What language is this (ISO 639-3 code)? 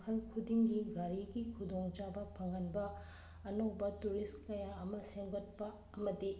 mni